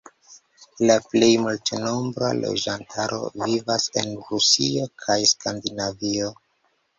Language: Esperanto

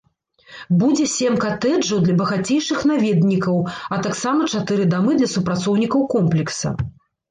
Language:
Belarusian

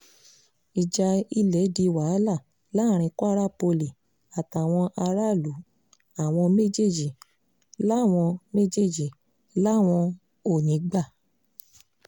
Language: Yoruba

